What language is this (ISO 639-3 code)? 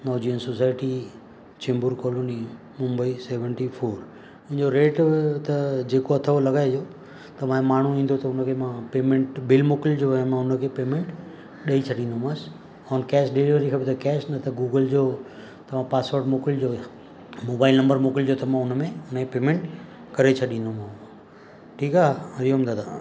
snd